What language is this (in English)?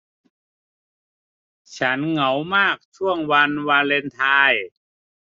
Thai